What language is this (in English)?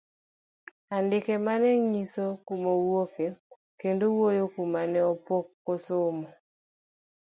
Luo (Kenya and Tanzania)